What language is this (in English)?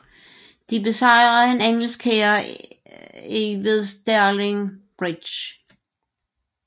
Danish